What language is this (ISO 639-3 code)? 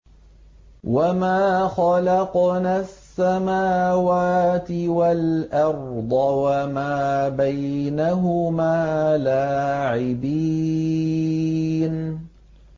ara